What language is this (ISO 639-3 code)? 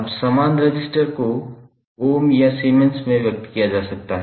hin